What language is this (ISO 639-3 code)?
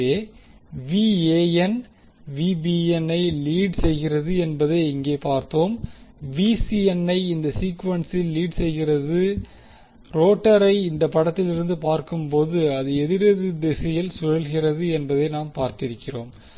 tam